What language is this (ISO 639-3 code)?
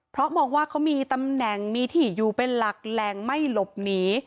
tha